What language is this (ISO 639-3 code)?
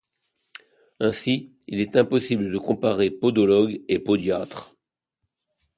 fra